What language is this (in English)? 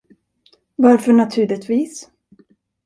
Swedish